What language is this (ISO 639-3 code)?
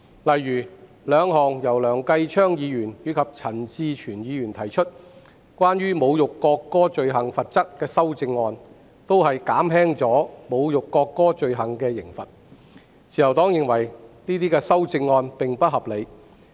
yue